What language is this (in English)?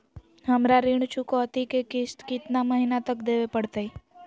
Magahi